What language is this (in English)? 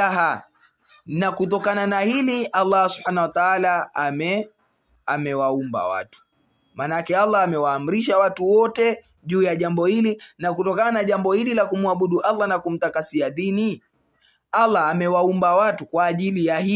Swahili